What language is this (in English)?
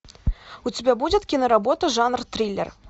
Russian